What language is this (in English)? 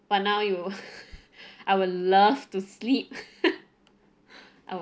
English